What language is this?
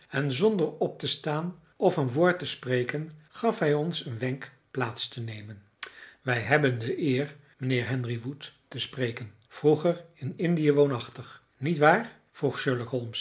Dutch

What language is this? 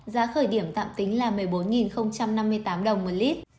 Vietnamese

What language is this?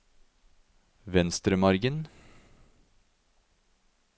Norwegian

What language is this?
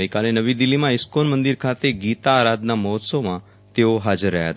Gujarati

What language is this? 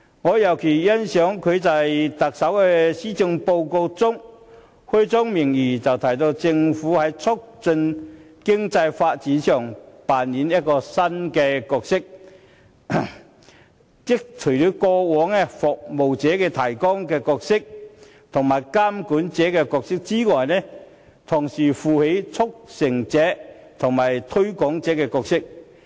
Cantonese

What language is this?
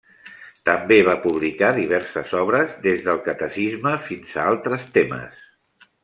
Catalan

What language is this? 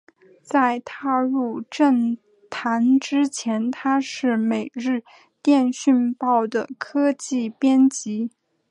Chinese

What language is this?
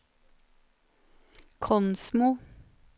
Norwegian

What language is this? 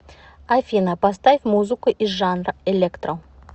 Russian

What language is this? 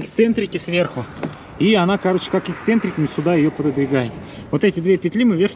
Russian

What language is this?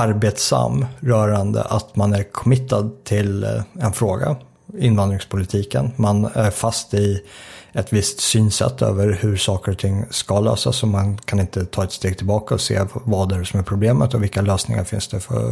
Swedish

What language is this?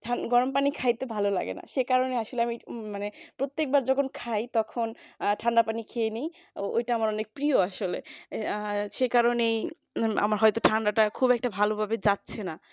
Bangla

